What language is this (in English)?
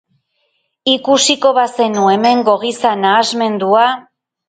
Basque